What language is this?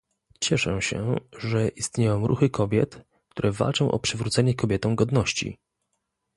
Polish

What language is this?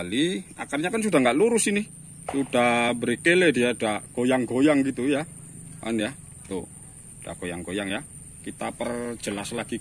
Indonesian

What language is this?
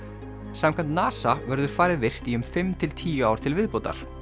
Icelandic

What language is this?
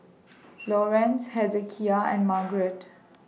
English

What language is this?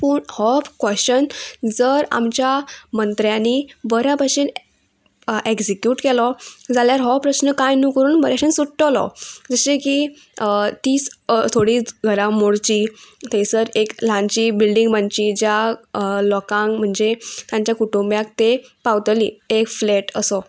Konkani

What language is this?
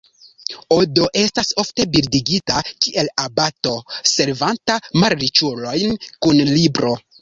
Esperanto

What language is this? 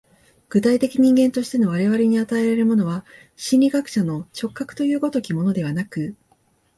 Japanese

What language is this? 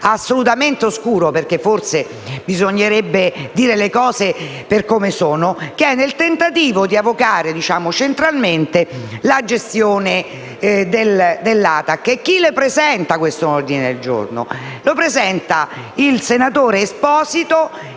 Italian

